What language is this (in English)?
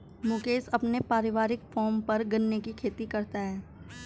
Hindi